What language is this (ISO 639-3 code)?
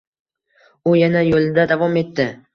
uzb